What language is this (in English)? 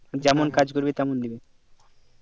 Bangla